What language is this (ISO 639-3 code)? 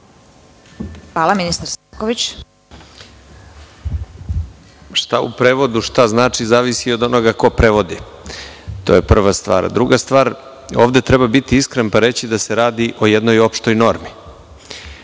srp